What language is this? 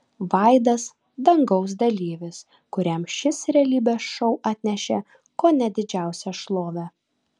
Lithuanian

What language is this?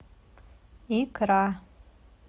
Russian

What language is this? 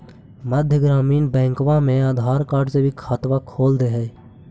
Magahi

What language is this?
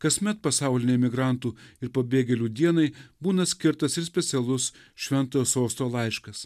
Lithuanian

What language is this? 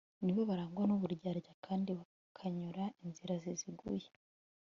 Kinyarwanda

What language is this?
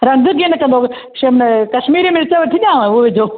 Sindhi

